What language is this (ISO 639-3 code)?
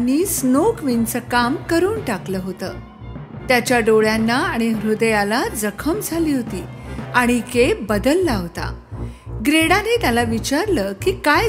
mar